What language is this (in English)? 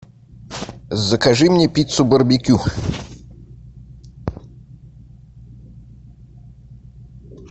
Russian